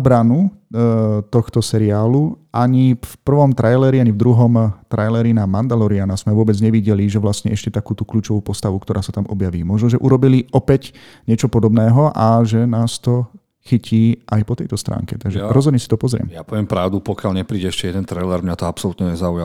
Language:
Slovak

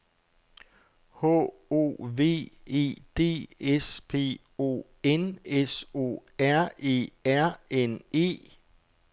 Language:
Danish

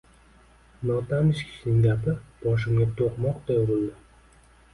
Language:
Uzbek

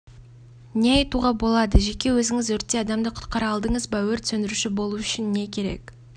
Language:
Kazakh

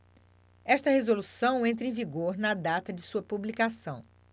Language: Portuguese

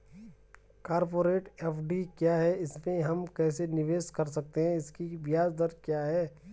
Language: Hindi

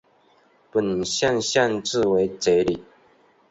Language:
Chinese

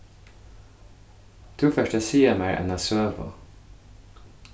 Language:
Faroese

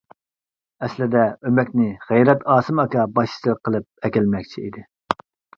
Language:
Uyghur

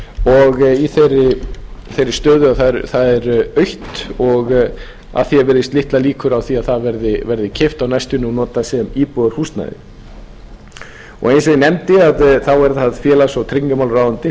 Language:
Icelandic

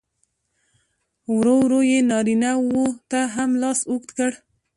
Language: Pashto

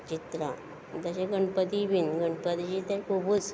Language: Konkani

